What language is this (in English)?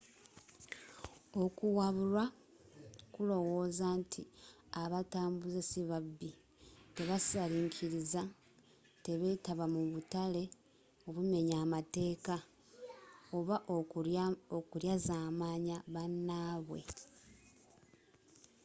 Ganda